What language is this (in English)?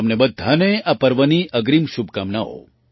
Gujarati